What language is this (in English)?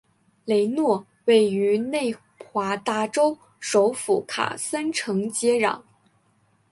Chinese